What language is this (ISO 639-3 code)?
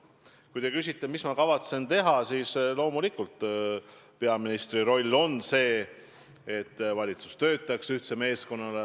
est